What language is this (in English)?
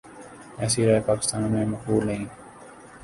Urdu